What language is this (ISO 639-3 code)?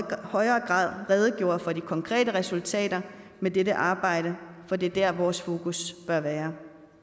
dan